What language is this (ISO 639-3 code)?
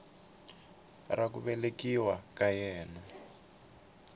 tso